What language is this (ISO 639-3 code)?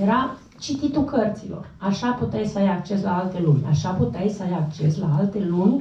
ron